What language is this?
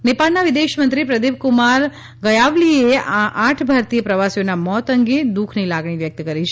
Gujarati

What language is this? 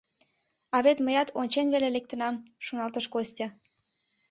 Mari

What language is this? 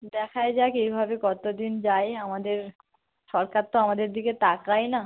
Bangla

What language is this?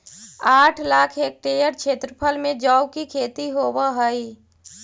Magahi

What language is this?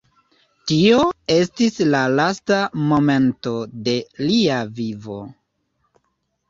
Esperanto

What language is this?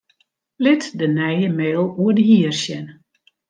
Western Frisian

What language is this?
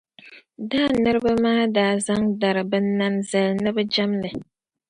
Dagbani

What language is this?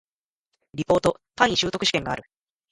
Japanese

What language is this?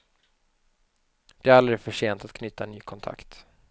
Swedish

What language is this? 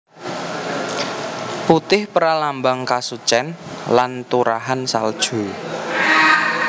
Javanese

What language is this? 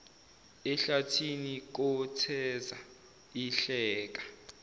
Zulu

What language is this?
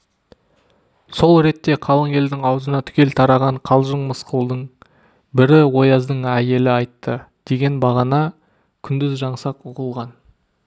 Kazakh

